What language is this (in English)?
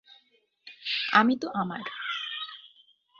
Bangla